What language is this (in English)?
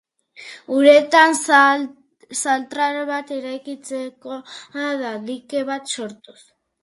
Basque